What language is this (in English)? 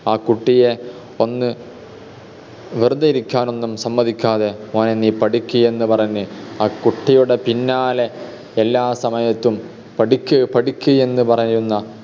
Malayalam